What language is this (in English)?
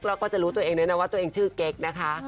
Thai